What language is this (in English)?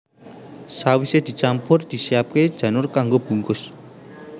Javanese